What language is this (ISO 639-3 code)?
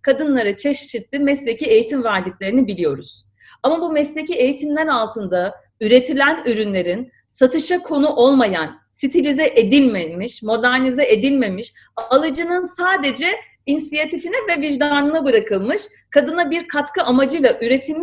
tur